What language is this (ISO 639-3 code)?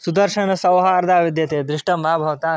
san